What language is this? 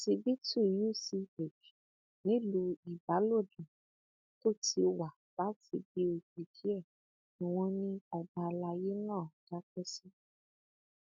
Yoruba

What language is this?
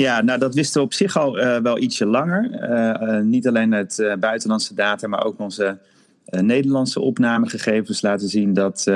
Dutch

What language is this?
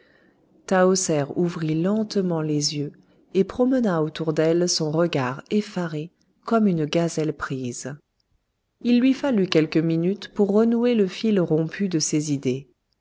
French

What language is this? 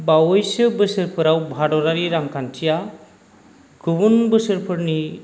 Bodo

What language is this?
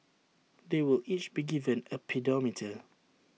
English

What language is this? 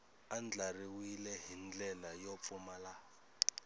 Tsonga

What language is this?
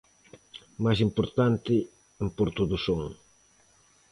Galician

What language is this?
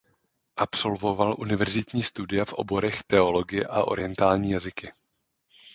Czech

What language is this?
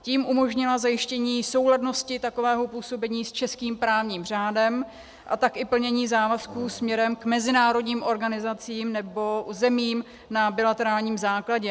Czech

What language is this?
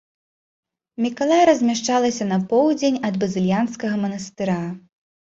Belarusian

